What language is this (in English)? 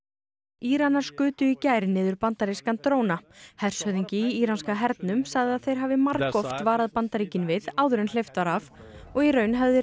Icelandic